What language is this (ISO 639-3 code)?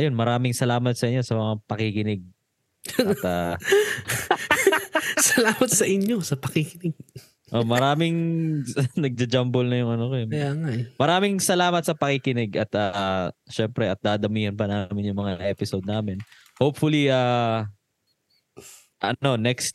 fil